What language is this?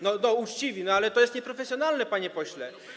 Polish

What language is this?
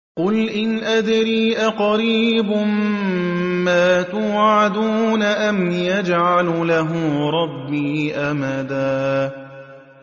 Arabic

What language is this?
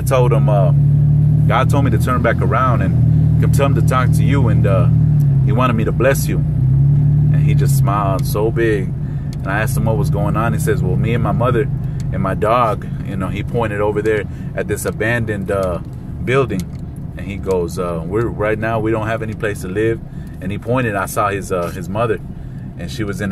English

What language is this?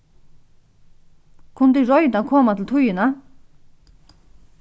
Faroese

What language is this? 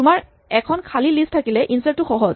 Assamese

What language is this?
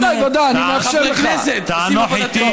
Hebrew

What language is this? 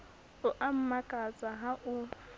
Southern Sotho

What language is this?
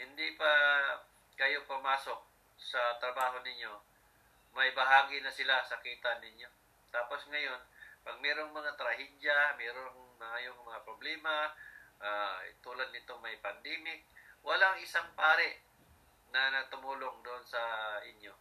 Filipino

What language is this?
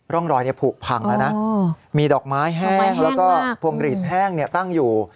Thai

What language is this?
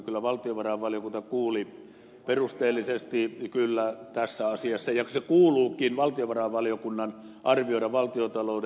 Finnish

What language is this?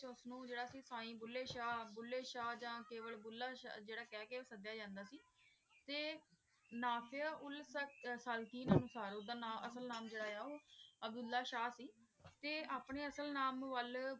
Punjabi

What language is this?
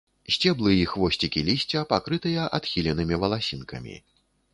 Belarusian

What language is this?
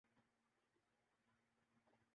Urdu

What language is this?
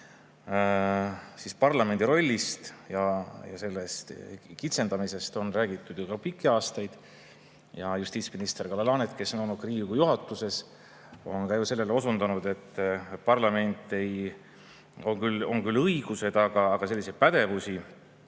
Estonian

